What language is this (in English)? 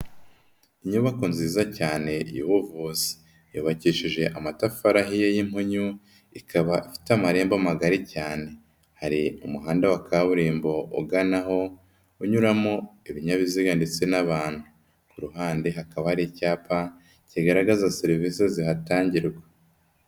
Kinyarwanda